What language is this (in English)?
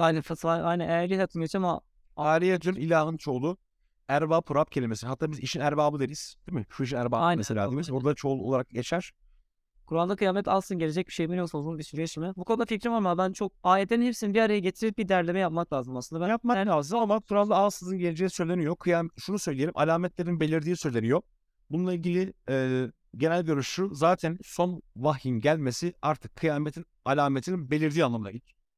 Turkish